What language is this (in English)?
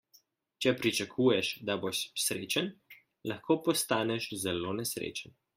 Slovenian